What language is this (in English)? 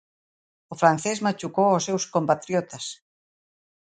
Galician